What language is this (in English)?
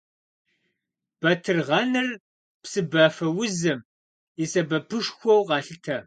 Kabardian